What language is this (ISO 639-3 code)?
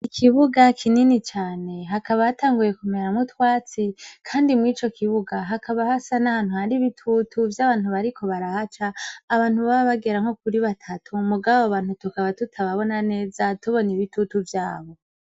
run